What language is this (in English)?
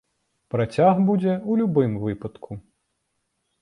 Belarusian